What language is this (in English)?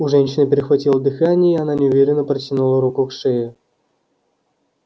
Russian